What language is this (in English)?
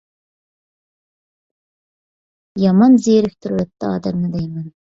Uyghur